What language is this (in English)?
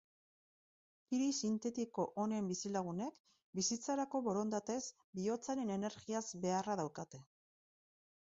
Basque